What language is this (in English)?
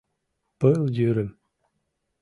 Mari